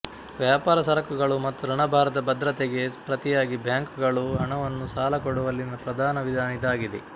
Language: Kannada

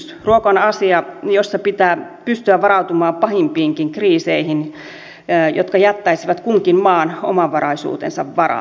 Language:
Finnish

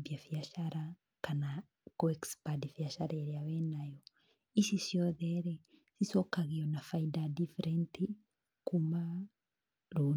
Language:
Kikuyu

